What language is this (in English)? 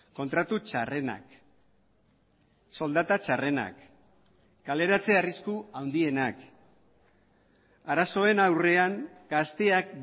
Basque